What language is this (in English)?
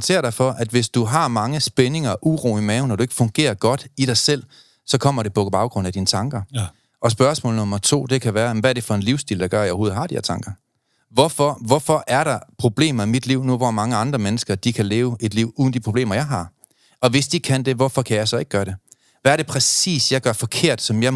Danish